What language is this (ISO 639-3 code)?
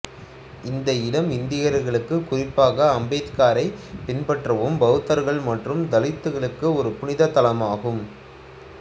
tam